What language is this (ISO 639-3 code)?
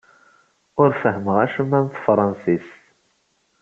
kab